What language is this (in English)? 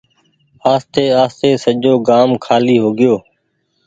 Goaria